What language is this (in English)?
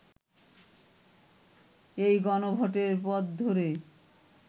Bangla